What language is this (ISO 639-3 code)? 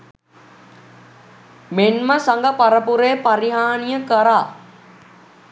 sin